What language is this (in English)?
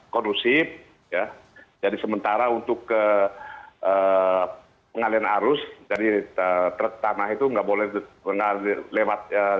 Indonesian